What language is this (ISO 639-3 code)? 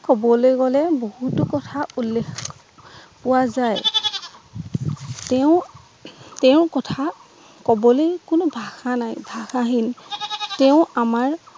asm